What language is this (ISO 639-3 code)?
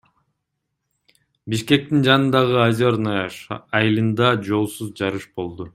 kir